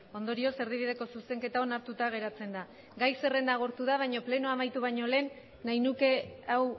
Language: Basque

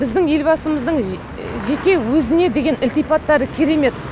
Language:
Kazakh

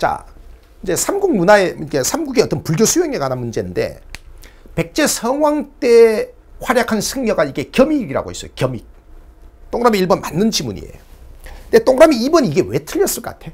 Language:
Korean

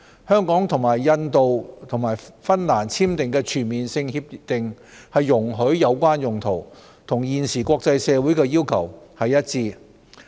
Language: Cantonese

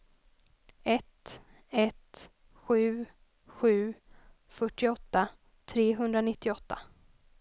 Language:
Swedish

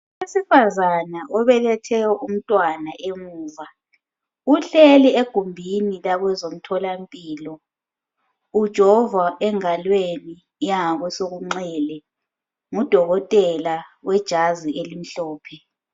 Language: North Ndebele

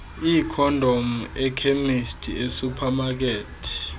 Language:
Xhosa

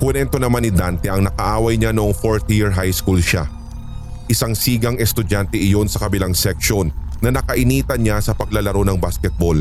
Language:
Filipino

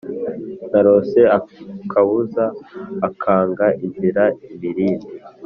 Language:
Kinyarwanda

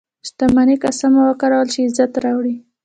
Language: Pashto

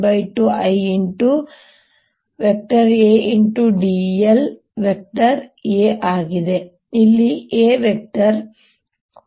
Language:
Kannada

